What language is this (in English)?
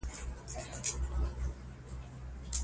Pashto